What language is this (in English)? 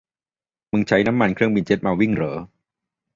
Thai